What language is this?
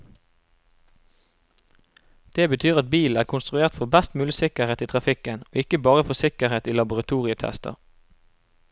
Norwegian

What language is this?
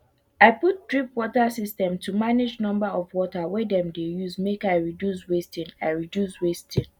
Nigerian Pidgin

